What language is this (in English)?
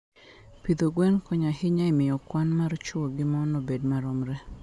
Luo (Kenya and Tanzania)